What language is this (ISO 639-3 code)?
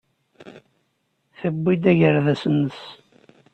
kab